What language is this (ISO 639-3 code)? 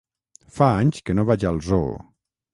cat